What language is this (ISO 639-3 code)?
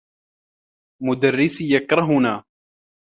ara